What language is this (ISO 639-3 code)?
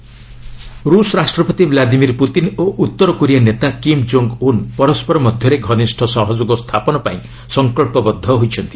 ori